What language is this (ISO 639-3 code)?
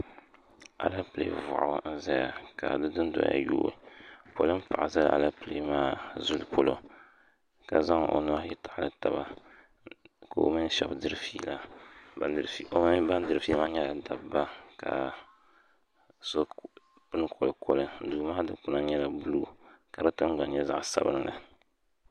dag